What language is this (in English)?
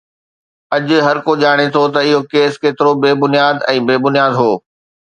Sindhi